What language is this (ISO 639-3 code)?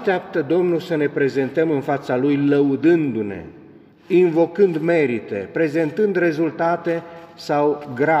ron